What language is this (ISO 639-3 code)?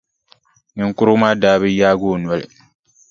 dag